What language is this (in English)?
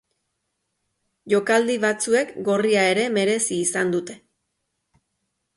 Basque